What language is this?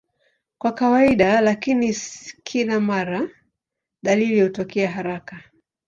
Swahili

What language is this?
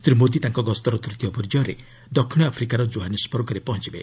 Odia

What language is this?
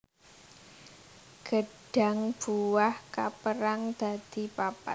Javanese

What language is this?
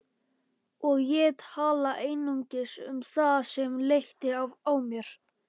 Icelandic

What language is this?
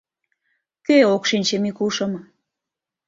Mari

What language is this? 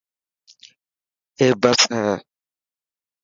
Dhatki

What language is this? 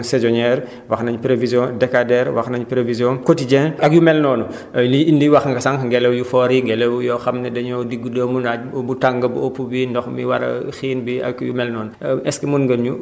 Wolof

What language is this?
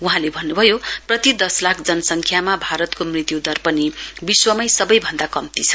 Nepali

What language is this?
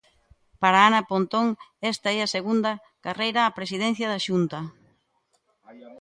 Galician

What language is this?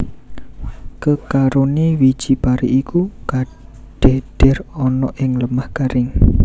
Javanese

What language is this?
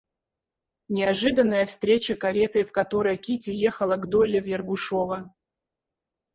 Russian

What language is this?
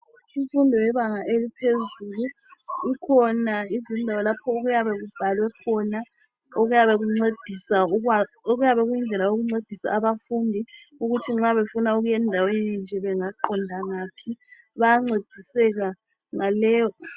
North Ndebele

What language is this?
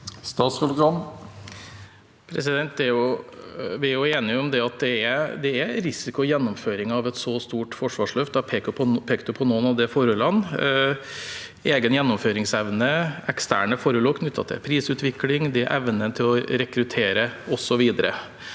Norwegian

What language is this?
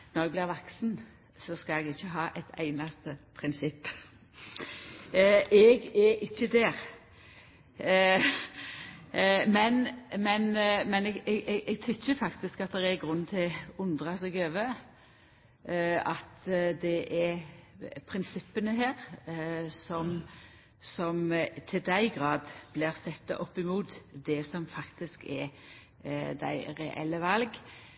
Norwegian Nynorsk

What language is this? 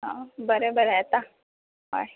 Konkani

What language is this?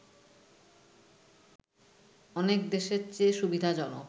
Bangla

